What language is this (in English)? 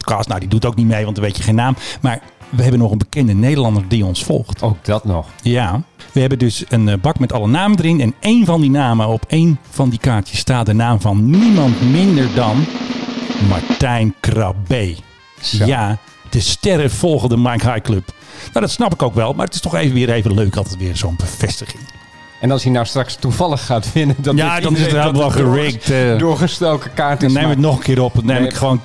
Dutch